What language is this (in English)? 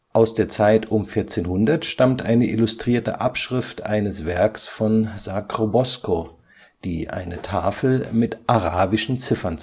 German